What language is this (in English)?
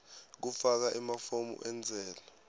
Swati